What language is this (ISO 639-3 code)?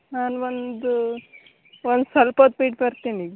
kan